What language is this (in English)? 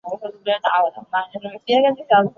Chinese